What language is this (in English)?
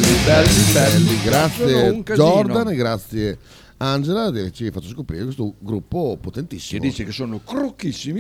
Italian